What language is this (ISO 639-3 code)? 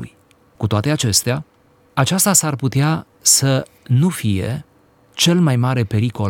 ron